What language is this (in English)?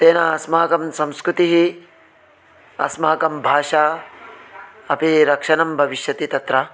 Sanskrit